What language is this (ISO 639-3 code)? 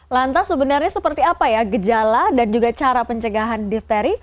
ind